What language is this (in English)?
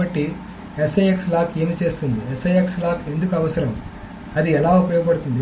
Telugu